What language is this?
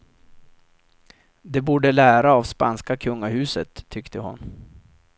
Swedish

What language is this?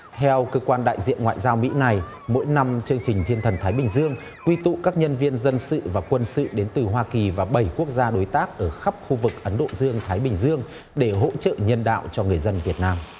Vietnamese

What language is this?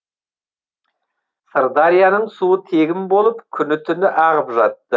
Kazakh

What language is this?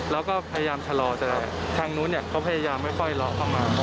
Thai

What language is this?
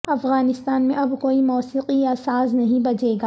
Urdu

